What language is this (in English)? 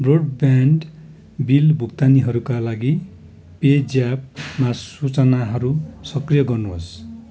Nepali